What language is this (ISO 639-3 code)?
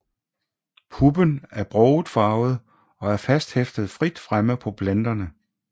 dan